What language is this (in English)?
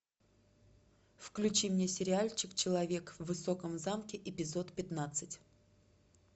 Russian